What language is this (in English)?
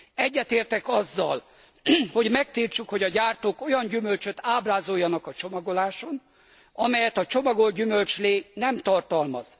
Hungarian